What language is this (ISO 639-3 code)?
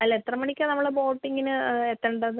mal